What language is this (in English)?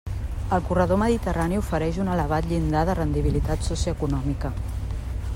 Catalan